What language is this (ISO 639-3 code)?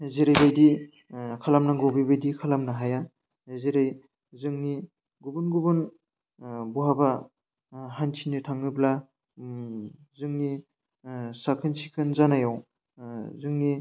brx